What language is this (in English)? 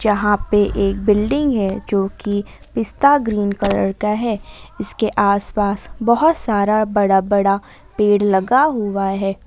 Hindi